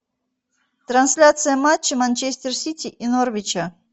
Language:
Russian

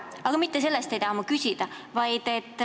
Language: Estonian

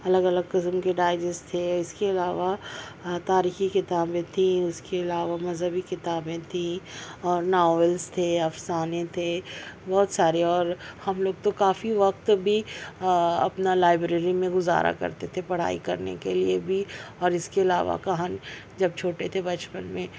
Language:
Urdu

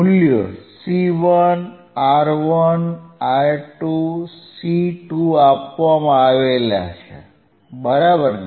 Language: Gujarati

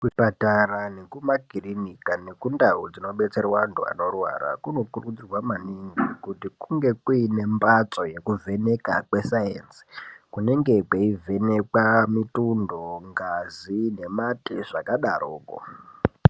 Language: Ndau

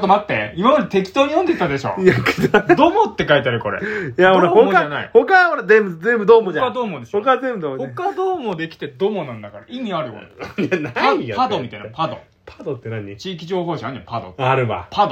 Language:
Japanese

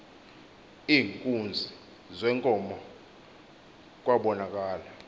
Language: Xhosa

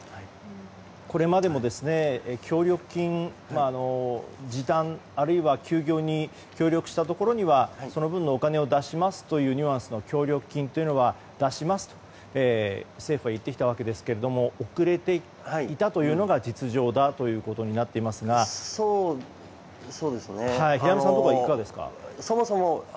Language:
Japanese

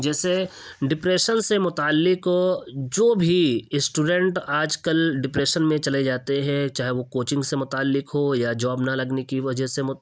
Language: Urdu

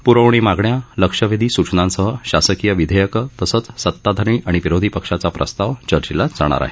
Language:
Marathi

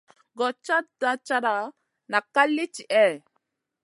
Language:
Masana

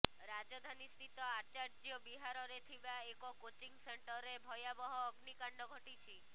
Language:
Odia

